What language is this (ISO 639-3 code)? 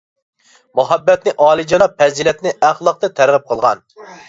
uig